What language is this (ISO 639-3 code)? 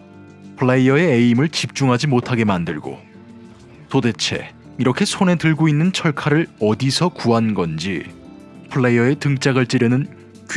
kor